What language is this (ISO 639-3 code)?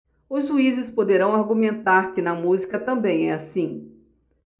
por